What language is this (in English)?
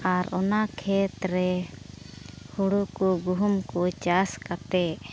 Santali